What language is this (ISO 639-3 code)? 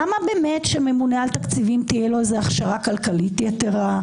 heb